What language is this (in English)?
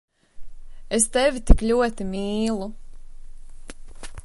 Latvian